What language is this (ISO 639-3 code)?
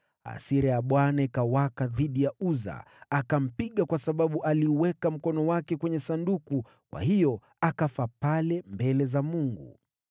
swa